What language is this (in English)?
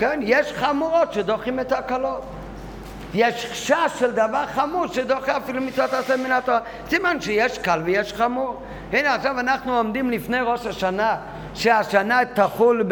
Hebrew